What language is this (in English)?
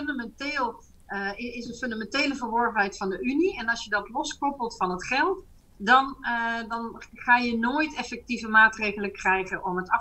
Dutch